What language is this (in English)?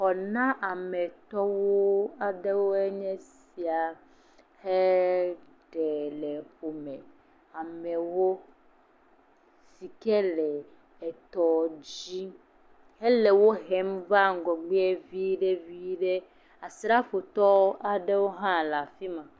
Ewe